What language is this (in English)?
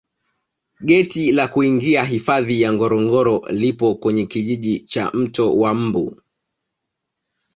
Swahili